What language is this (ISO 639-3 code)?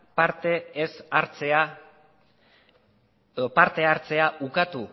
eus